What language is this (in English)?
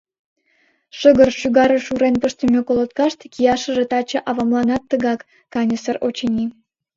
Mari